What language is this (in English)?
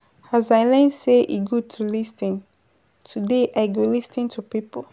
Nigerian Pidgin